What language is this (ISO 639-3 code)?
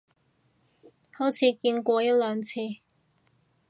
yue